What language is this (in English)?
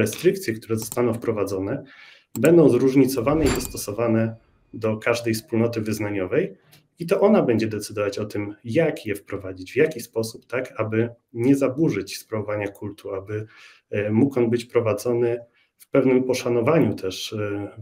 Polish